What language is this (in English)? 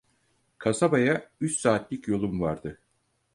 Turkish